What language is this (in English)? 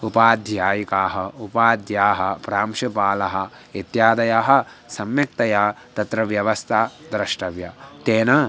Sanskrit